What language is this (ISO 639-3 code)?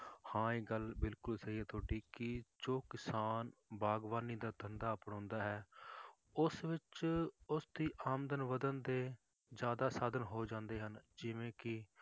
pan